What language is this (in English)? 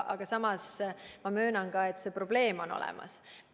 Estonian